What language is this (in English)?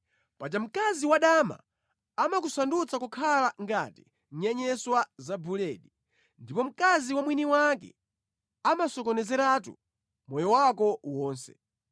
Nyanja